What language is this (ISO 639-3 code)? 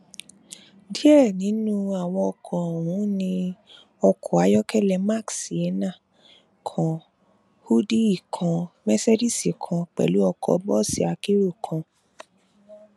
yor